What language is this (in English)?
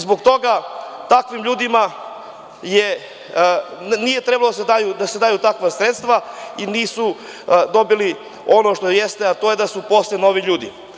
Serbian